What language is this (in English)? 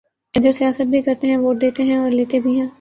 Urdu